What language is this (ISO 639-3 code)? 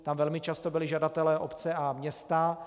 ces